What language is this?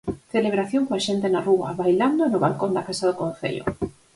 Galician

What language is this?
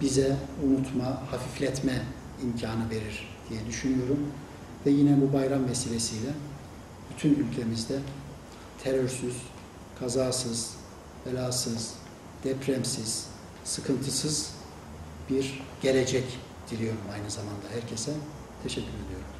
Turkish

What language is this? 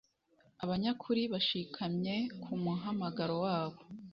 Kinyarwanda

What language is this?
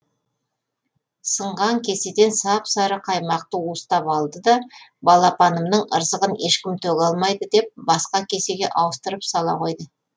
Kazakh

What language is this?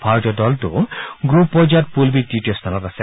Assamese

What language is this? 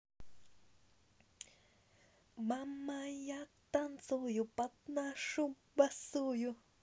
Russian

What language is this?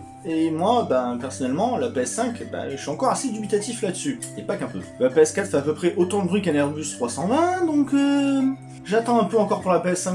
French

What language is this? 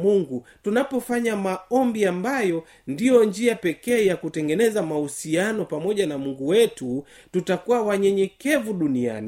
Swahili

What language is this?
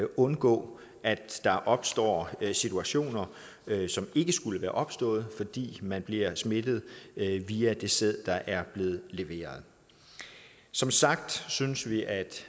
Danish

